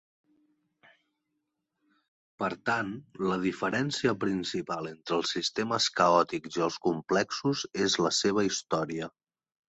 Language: Catalan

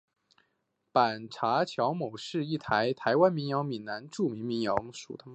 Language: Chinese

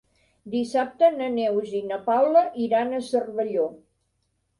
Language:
Catalan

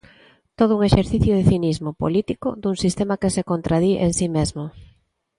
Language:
Galician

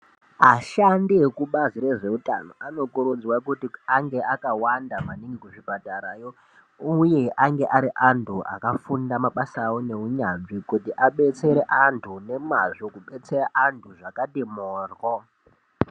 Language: Ndau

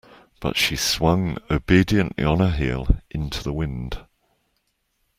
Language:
English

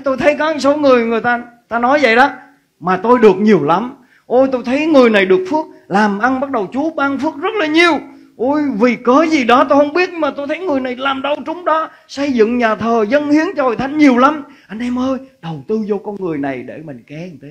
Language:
Vietnamese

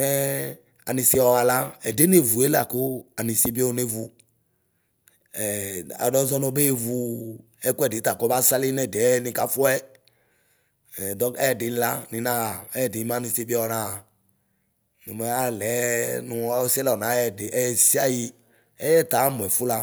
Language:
Ikposo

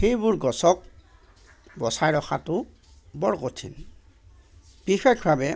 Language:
Assamese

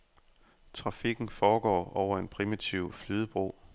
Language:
Danish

